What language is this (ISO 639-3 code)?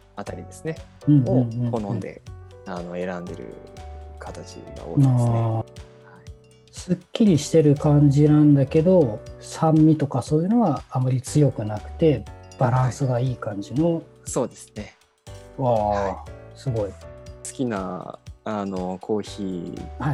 jpn